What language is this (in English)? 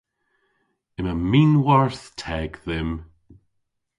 Cornish